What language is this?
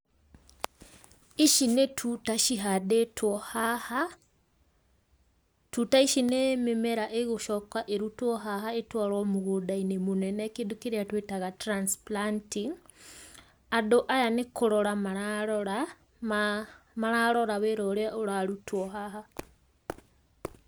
Kikuyu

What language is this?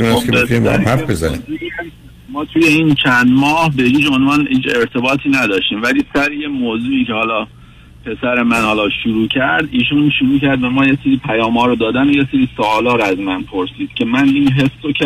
Persian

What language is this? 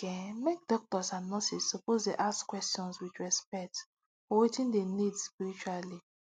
Nigerian Pidgin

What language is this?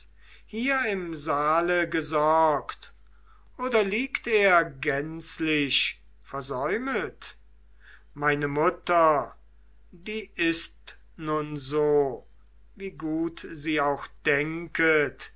German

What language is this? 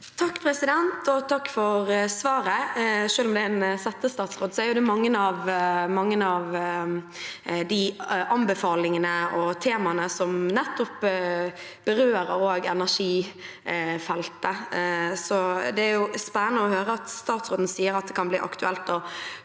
Norwegian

